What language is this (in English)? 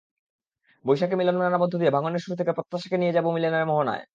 Bangla